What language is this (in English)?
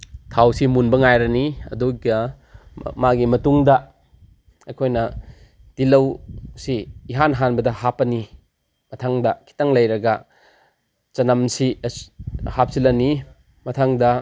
Manipuri